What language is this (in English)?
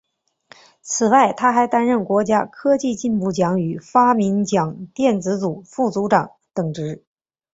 Chinese